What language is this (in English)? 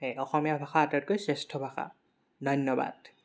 Assamese